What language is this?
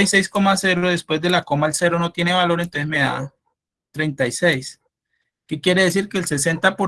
Spanish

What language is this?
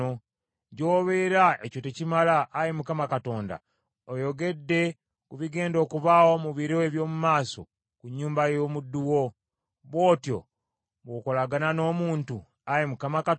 Ganda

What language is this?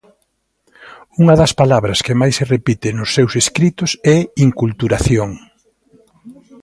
Galician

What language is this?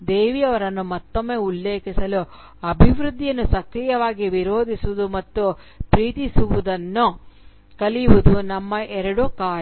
Kannada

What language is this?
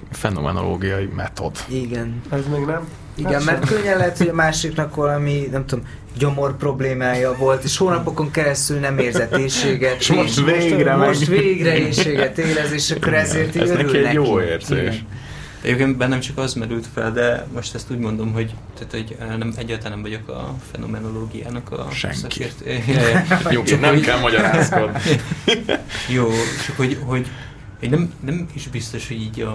Hungarian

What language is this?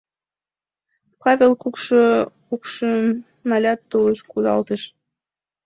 Mari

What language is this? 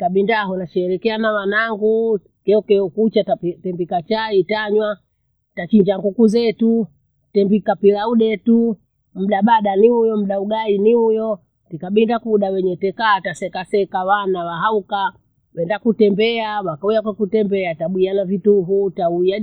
Bondei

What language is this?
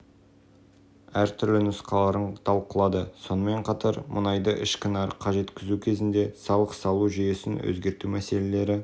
Kazakh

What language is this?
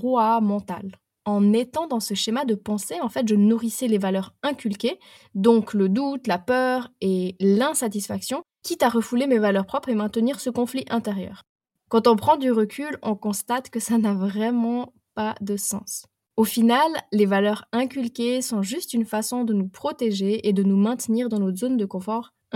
French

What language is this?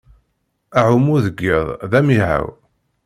Kabyle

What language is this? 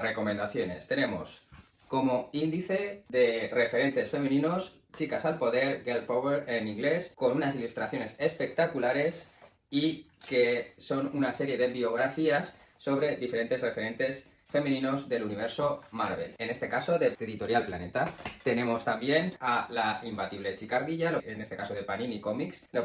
Spanish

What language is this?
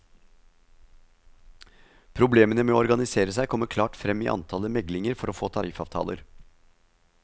Norwegian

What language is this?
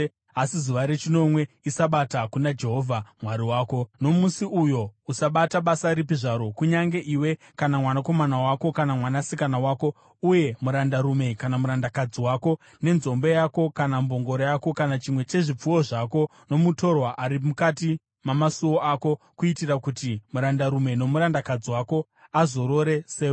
Shona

